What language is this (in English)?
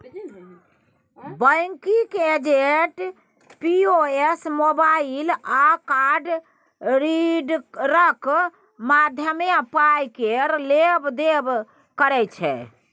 Maithili